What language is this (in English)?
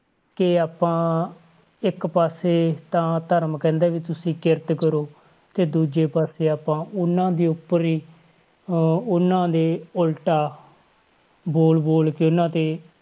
Punjabi